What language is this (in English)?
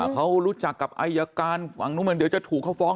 Thai